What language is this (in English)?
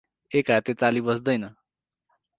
Nepali